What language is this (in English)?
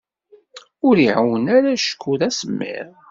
Kabyle